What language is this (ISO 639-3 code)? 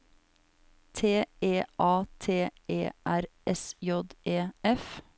nor